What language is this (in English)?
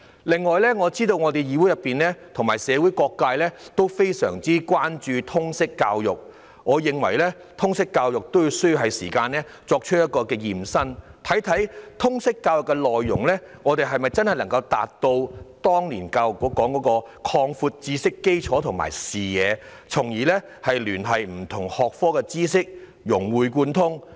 Cantonese